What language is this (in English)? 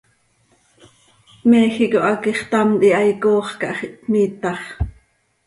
Seri